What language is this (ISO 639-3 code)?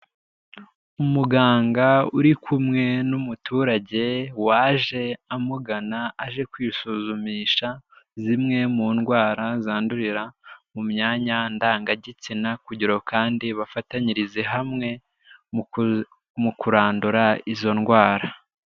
kin